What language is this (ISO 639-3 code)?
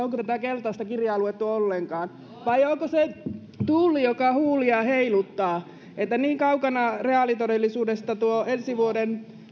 fin